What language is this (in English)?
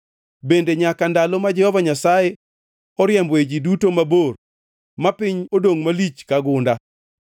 Luo (Kenya and Tanzania)